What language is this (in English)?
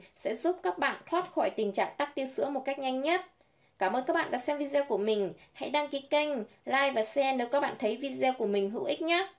Vietnamese